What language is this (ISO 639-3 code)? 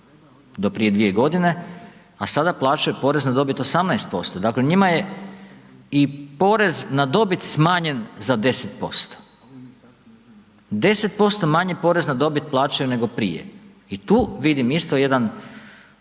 hrv